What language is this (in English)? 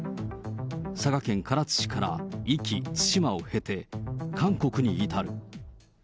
Japanese